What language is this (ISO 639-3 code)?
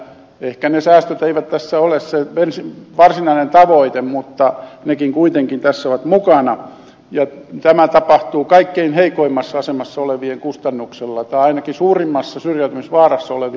fin